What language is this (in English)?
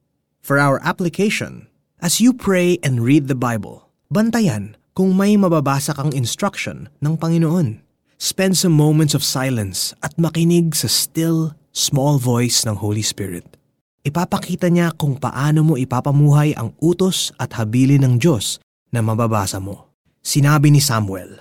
Filipino